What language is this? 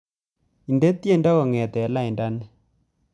Kalenjin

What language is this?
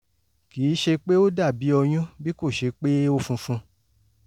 Yoruba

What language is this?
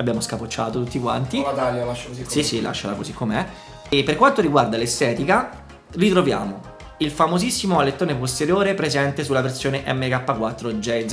Italian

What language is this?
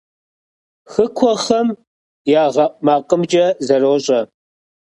Kabardian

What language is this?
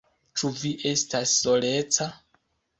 Esperanto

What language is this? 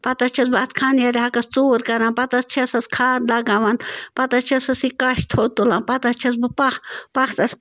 Kashmiri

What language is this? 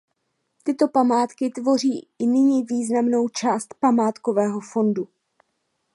Czech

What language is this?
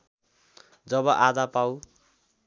Nepali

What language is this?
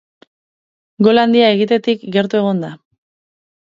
Basque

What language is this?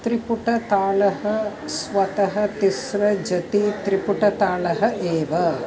Sanskrit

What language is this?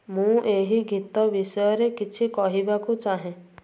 Odia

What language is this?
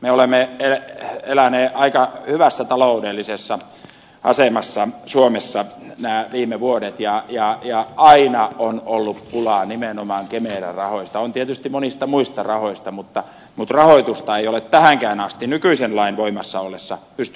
Finnish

